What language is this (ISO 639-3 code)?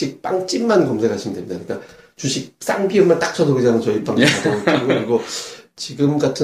kor